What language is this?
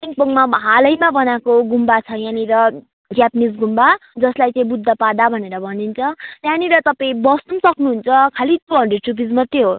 Nepali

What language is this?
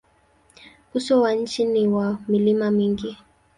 Swahili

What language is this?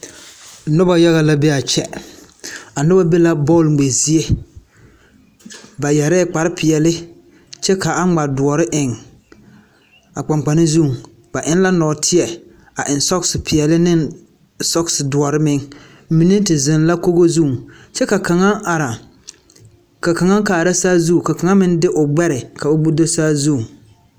Southern Dagaare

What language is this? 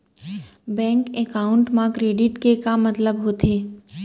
Chhattisgarhi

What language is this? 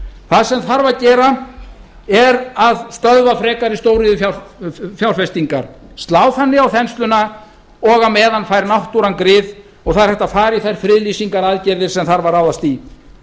Icelandic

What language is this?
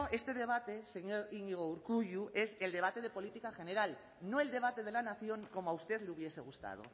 Spanish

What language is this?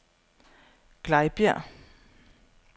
Danish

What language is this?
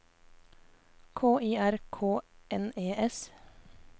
Norwegian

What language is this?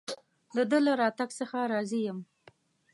Pashto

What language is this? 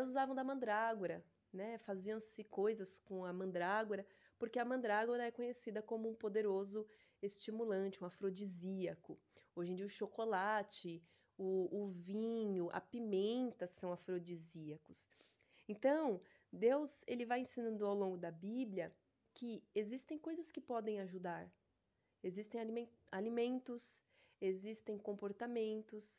Portuguese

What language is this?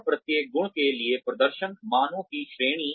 Hindi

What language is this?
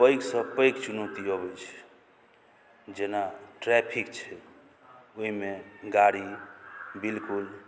Maithili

